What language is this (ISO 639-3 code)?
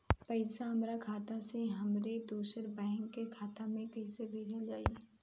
bho